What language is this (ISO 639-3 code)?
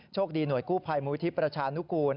tha